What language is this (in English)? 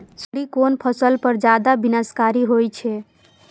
Maithili